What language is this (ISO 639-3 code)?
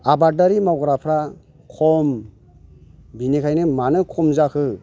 brx